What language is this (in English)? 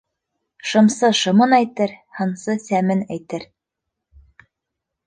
Bashkir